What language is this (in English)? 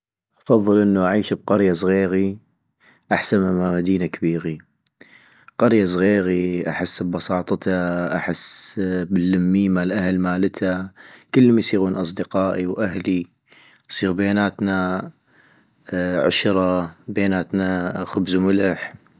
North Mesopotamian Arabic